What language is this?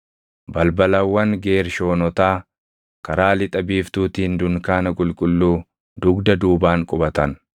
Oromo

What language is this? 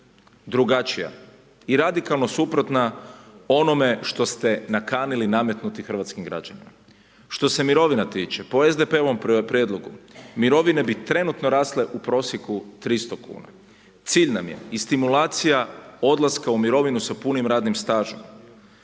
Croatian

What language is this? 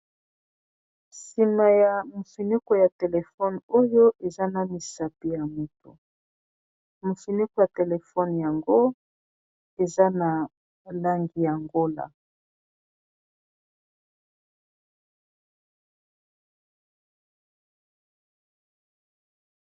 Lingala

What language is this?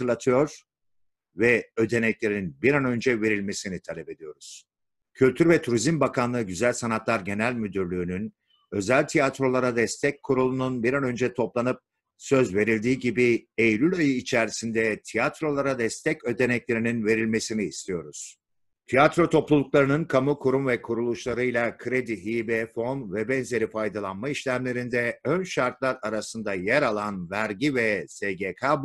Turkish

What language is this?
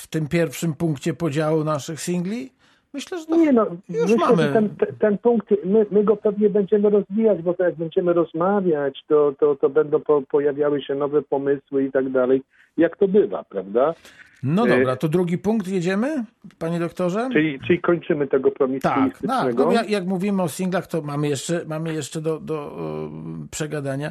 Polish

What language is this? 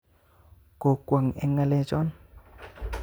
Kalenjin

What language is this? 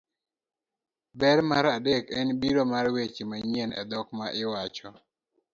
Luo (Kenya and Tanzania)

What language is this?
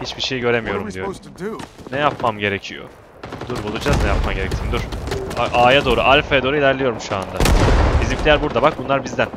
Turkish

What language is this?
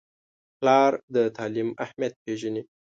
Pashto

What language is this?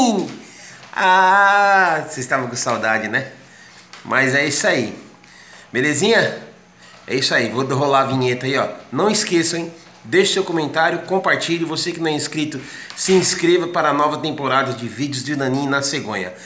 Portuguese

